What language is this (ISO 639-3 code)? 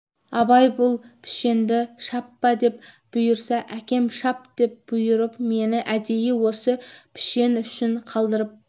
kaz